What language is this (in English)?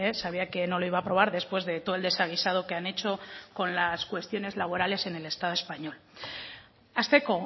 Spanish